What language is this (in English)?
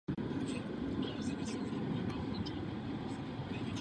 Czech